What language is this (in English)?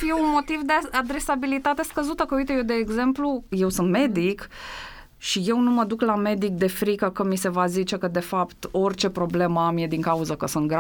Romanian